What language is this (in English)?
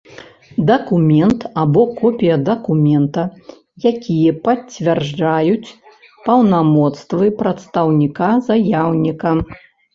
Belarusian